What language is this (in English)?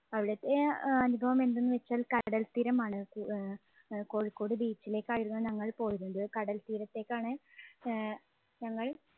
Malayalam